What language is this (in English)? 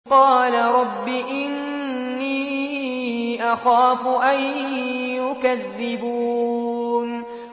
Arabic